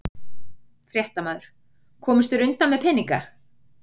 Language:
Icelandic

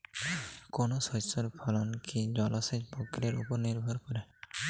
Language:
Bangla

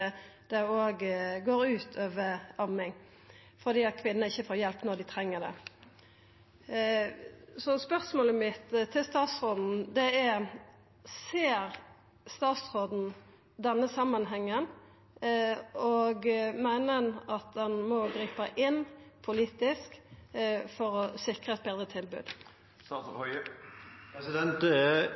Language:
Norwegian Nynorsk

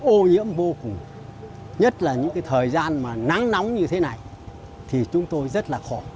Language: Vietnamese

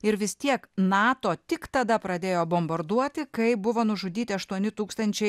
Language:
Lithuanian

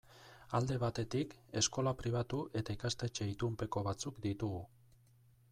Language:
Basque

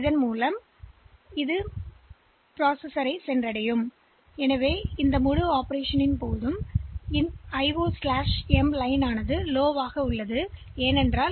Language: Tamil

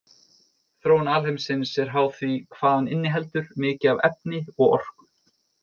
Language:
Icelandic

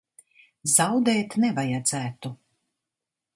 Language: Latvian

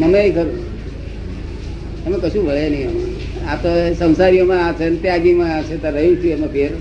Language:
Gujarati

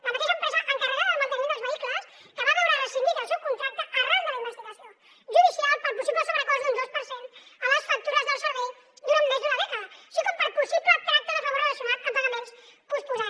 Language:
Catalan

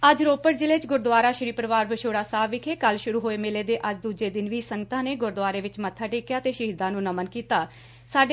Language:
Punjabi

